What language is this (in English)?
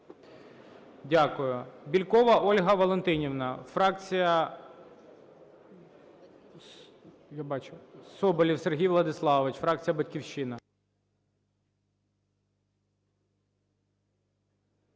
Ukrainian